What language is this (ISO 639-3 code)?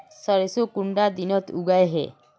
mag